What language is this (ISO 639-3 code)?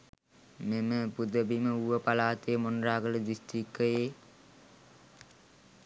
sin